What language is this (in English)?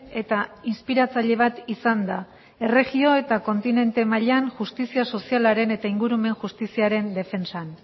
Basque